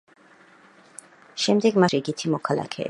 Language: Georgian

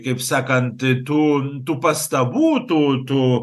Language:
Lithuanian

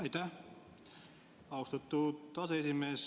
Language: Estonian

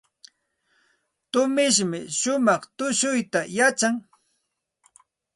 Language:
Santa Ana de Tusi Pasco Quechua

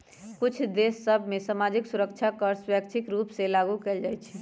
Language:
Magahi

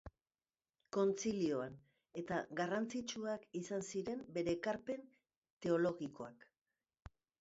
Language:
Basque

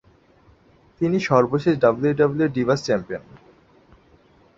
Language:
Bangla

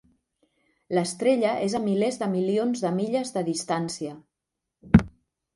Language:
Catalan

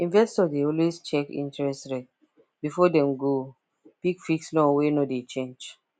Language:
Nigerian Pidgin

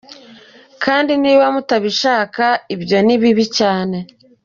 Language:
Kinyarwanda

